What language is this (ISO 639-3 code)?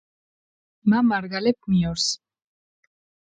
xmf